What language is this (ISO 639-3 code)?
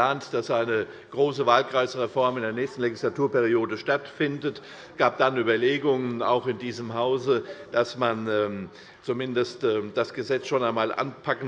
deu